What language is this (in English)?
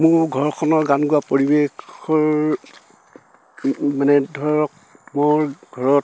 Assamese